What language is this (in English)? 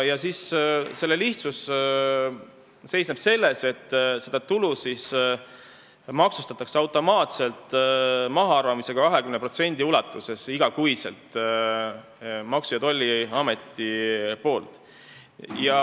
Estonian